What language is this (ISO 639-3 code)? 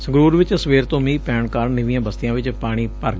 pan